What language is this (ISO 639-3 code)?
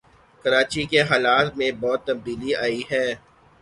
urd